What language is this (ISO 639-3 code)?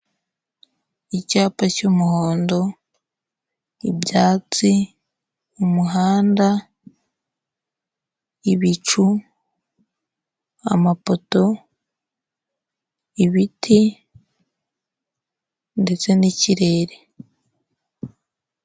kin